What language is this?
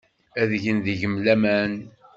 Kabyle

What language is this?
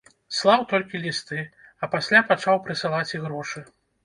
Belarusian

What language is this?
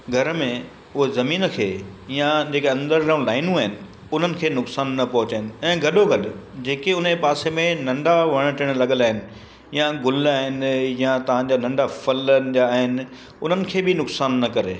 Sindhi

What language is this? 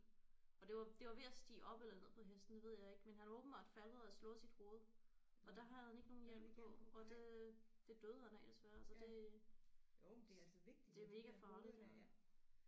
Danish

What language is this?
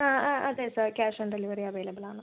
Malayalam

